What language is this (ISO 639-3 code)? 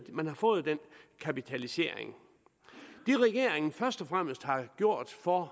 dan